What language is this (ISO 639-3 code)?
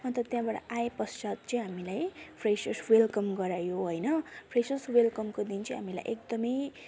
nep